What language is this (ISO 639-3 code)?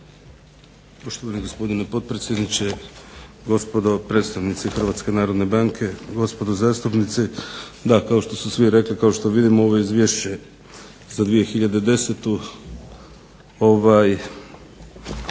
hrv